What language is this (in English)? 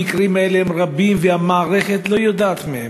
Hebrew